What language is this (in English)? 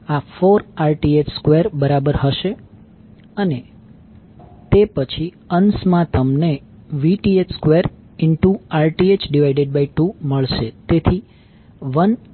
Gujarati